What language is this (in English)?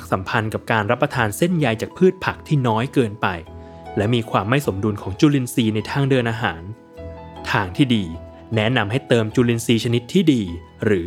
Thai